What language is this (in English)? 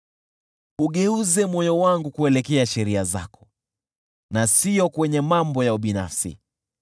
Swahili